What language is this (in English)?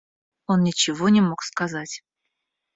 Russian